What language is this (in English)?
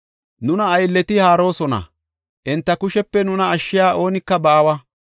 Gofa